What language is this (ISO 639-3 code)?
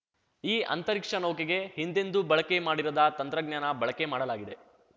kan